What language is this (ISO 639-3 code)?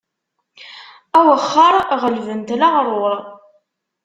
kab